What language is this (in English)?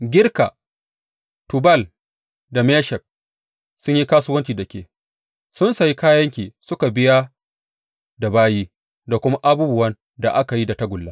Hausa